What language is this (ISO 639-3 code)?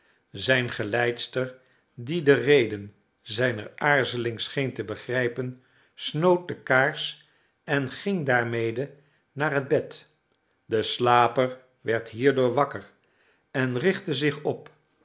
nld